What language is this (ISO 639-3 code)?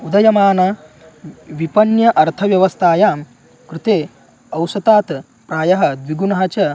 san